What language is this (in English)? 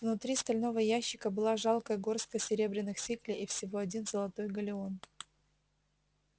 Russian